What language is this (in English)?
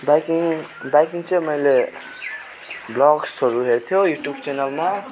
Nepali